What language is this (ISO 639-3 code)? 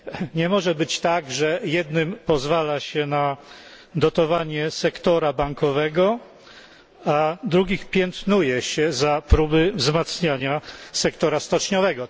pol